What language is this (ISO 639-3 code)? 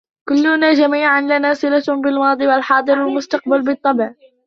ara